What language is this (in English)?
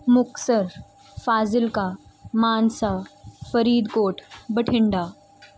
Punjabi